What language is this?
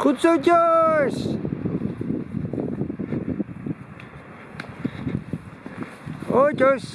Dutch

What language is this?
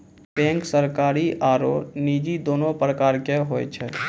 Maithili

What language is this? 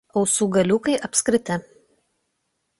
Lithuanian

